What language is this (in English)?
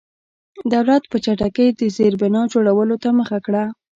Pashto